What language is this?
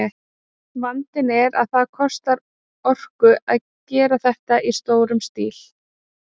Icelandic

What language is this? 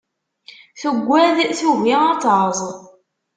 Kabyle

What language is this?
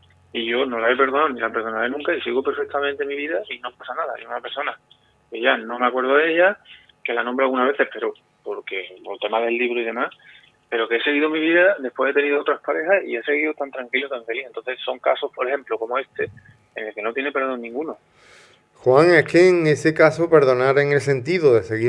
Spanish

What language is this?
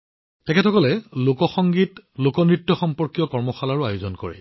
Assamese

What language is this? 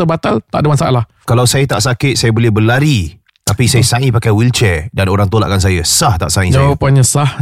Malay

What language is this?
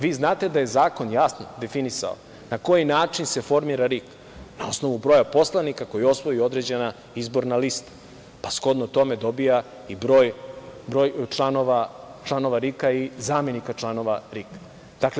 Serbian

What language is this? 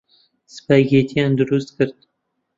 Central Kurdish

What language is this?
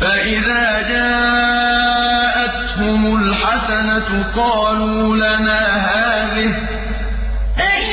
Arabic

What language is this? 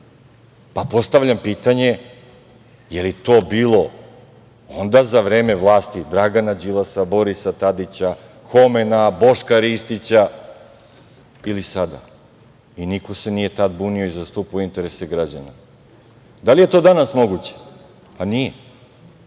Serbian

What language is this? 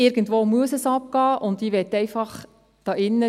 Swiss German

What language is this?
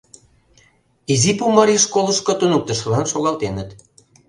Mari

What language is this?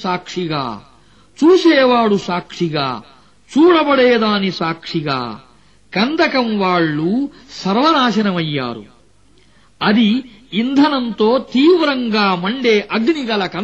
Arabic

